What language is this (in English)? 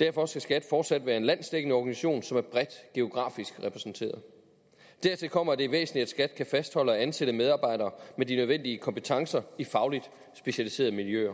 Danish